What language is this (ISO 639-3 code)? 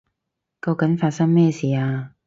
yue